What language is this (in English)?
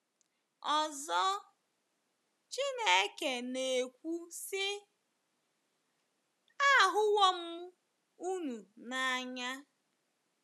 Igbo